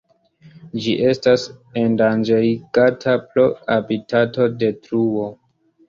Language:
Esperanto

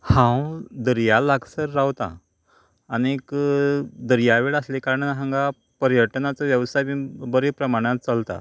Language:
Konkani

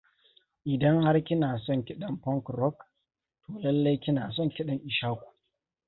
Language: Hausa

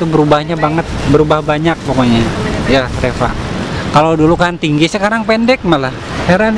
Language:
Indonesian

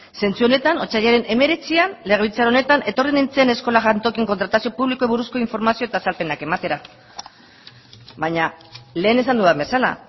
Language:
Basque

